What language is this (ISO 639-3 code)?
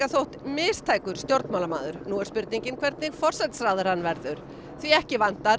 isl